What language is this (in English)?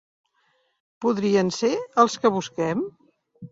Catalan